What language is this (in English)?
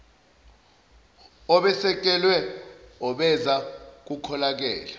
Zulu